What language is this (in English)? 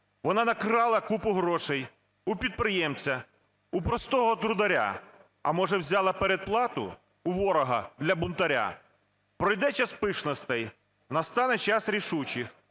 Ukrainian